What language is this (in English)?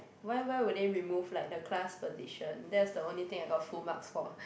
English